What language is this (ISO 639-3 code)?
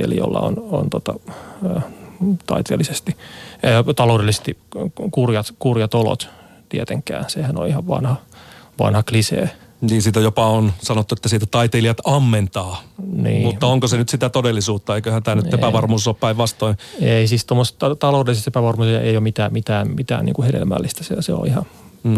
fin